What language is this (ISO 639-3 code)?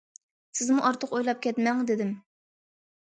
uig